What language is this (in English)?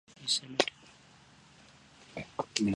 Swahili